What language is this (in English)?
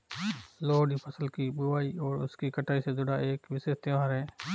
Hindi